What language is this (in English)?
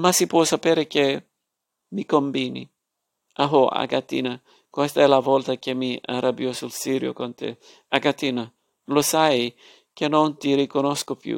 Italian